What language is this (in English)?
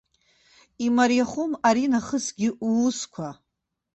Abkhazian